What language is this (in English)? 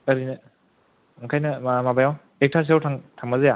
Bodo